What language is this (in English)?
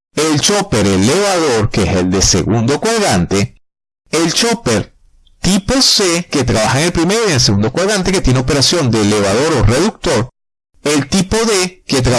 Spanish